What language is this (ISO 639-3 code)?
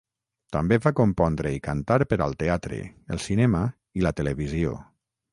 cat